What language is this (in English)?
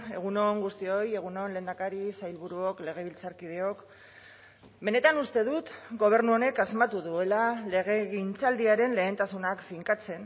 Basque